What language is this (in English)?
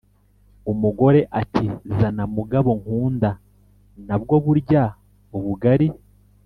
Kinyarwanda